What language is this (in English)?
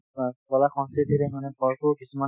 Assamese